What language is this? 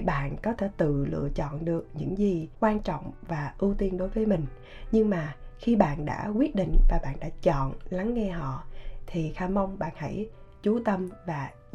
Vietnamese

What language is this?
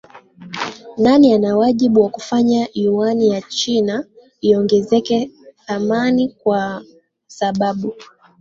Swahili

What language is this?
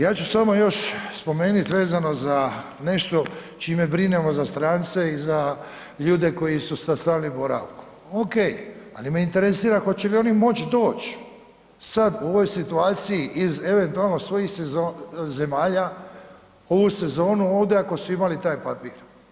Croatian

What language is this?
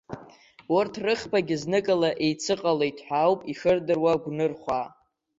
Abkhazian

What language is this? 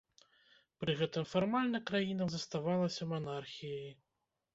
Belarusian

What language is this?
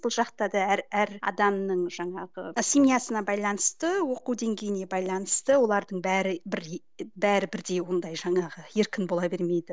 Kazakh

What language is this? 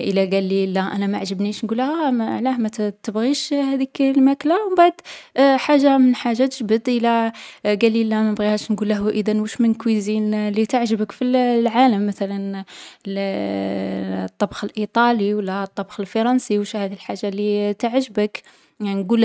Algerian Arabic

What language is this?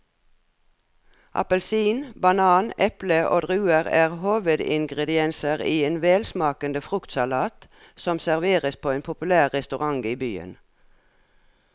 Norwegian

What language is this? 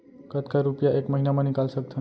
Chhattisgarhi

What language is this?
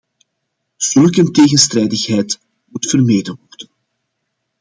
Dutch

